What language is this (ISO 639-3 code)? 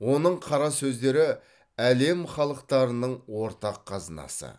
kaz